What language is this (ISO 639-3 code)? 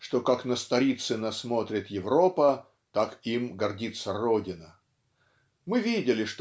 rus